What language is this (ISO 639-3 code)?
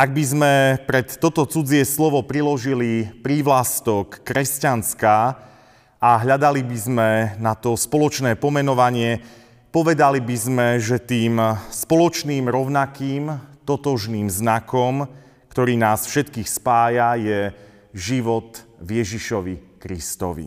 slk